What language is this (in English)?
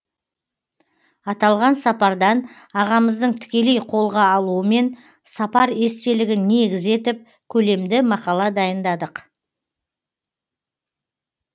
Kazakh